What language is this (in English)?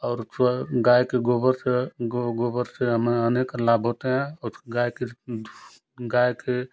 Hindi